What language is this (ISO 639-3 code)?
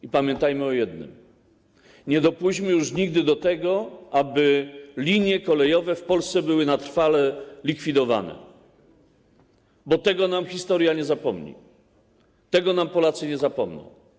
pol